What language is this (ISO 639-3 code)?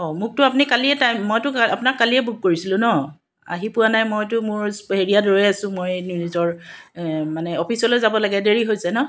asm